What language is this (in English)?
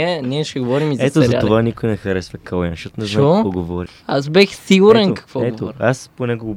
Bulgarian